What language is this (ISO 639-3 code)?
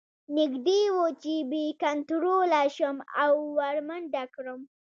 pus